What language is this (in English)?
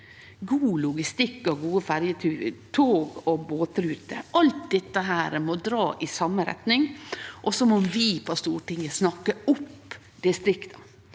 Norwegian